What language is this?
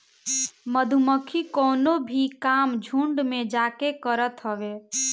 Bhojpuri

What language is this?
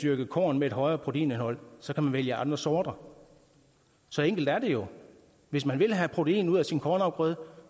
Danish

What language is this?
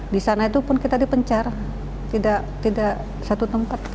Indonesian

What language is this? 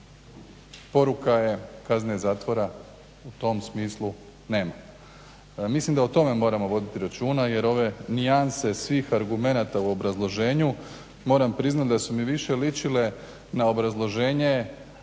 Croatian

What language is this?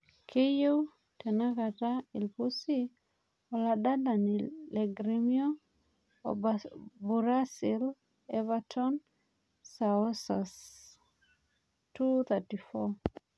Masai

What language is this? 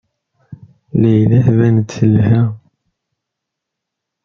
Kabyle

